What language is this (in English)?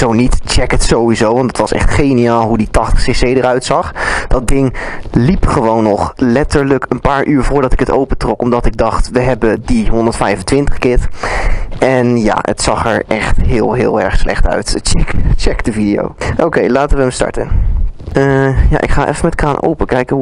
Dutch